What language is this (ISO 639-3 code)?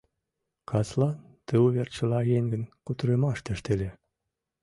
chm